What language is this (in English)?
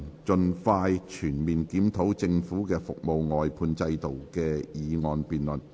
Cantonese